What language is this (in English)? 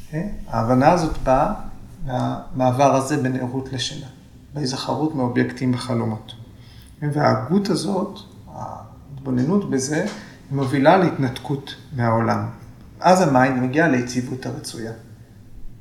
Hebrew